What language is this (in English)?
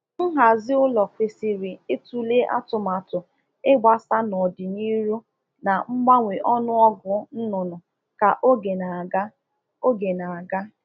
Igbo